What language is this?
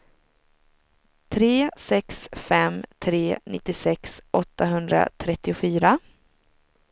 Swedish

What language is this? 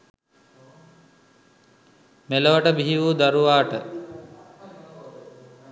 Sinhala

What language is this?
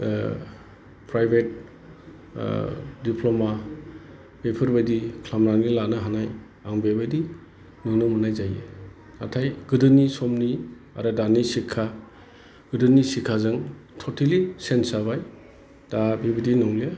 Bodo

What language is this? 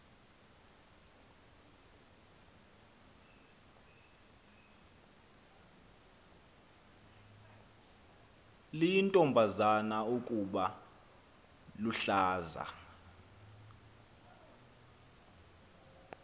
Xhosa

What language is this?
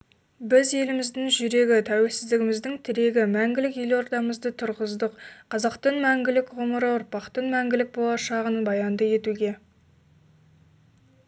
Kazakh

